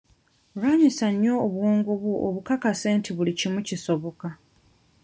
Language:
Ganda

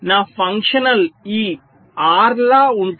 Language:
Telugu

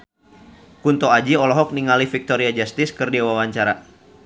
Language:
Sundanese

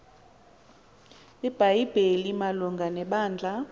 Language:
Xhosa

